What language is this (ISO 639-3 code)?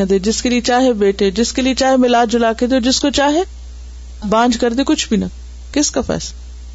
urd